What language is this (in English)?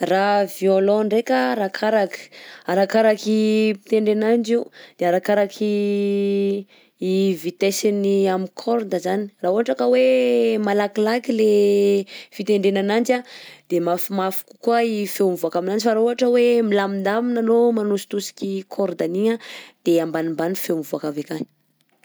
Southern Betsimisaraka Malagasy